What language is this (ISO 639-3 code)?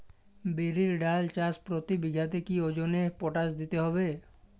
ben